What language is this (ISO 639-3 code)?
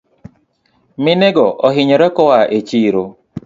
luo